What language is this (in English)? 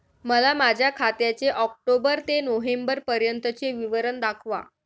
Marathi